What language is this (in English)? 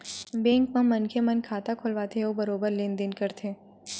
Chhattisgarhi